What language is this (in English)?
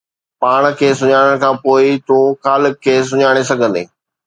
Sindhi